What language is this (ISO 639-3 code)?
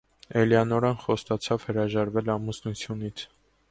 hye